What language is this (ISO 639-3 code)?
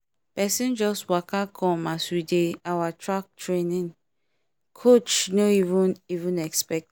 pcm